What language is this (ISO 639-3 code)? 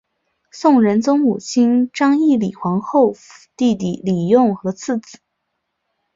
zho